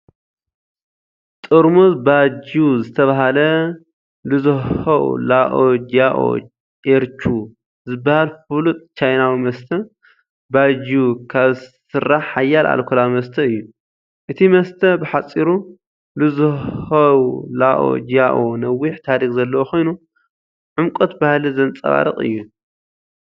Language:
Tigrinya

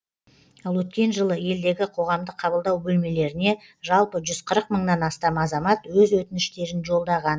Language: Kazakh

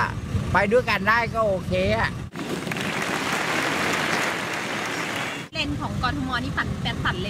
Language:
Thai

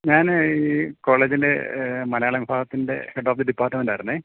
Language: Malayalam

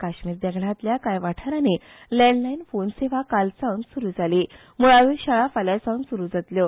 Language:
Konkani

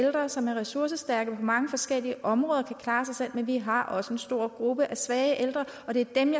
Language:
Danish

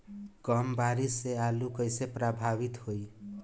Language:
Bhojpuri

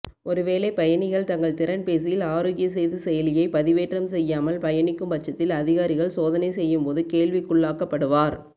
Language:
Tamil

